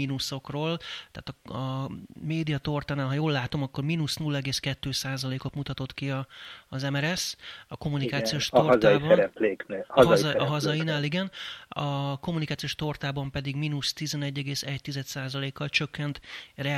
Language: Hungarian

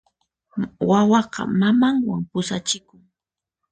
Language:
Puno Quechua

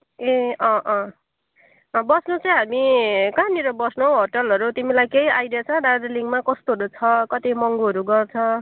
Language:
Nepali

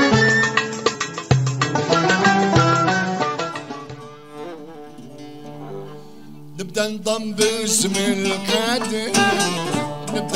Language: Arabic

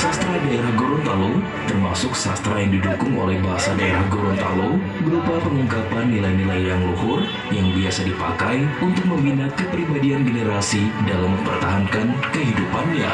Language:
Indonesian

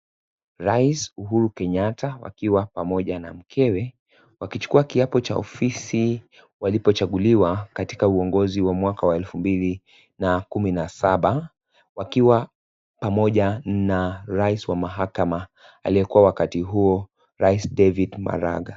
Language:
Swahili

